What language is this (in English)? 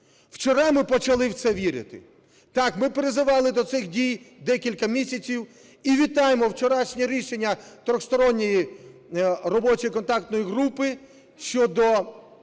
Ukrainian